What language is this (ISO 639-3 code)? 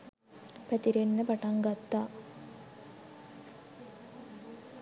sin